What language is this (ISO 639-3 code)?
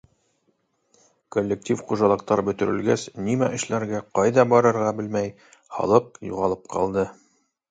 bak